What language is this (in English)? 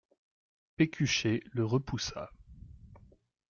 French